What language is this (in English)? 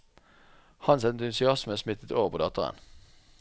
Norwegian